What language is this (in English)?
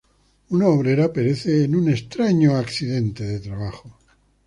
Spanish